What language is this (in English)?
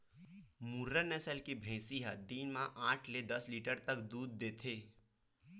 Chhattisgarhi